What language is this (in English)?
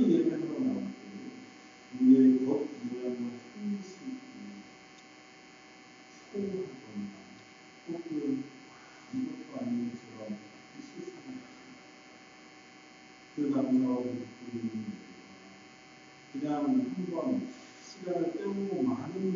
Korean